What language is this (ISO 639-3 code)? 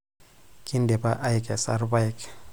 mas